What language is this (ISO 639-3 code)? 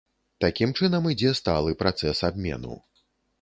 bel